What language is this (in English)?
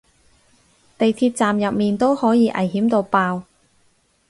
Cantonese